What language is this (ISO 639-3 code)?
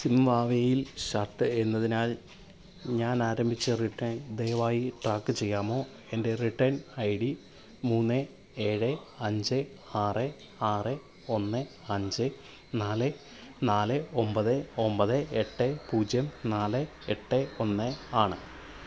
mal